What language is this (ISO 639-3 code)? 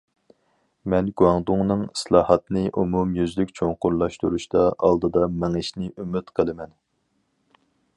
uig